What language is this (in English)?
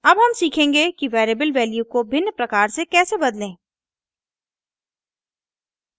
Hindi